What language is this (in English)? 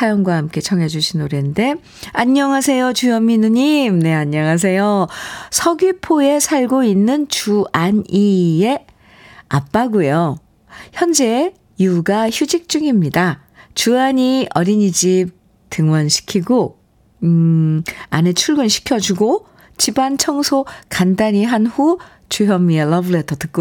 Korean